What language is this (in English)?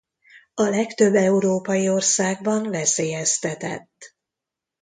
Hungarian